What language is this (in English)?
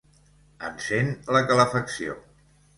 Catalan